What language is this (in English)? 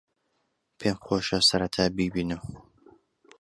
Central Kurdish